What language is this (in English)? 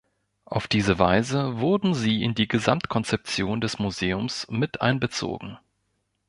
German